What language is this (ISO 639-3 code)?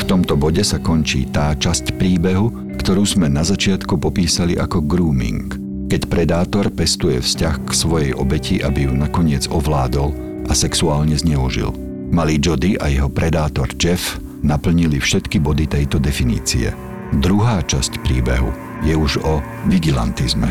slk